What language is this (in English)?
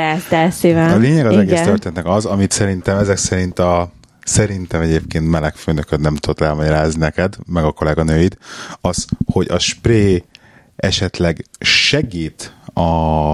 Hungarian